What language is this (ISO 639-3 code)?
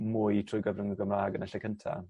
cym